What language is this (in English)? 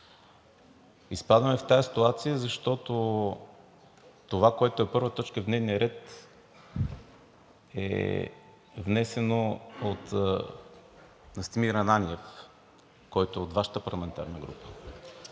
Bulgarian